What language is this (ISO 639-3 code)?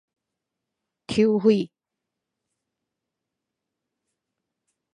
nan